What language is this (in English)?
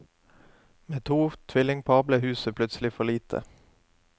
Norwegian